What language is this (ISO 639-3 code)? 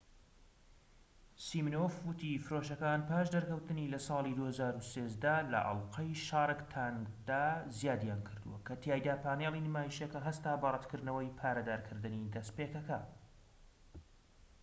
ckb